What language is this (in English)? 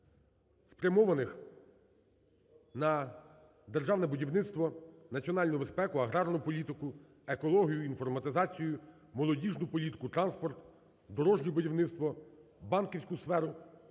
Ukrainian